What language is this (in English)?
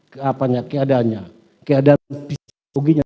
Indonesian